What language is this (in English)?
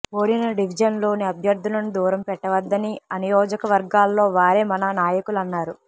Telugu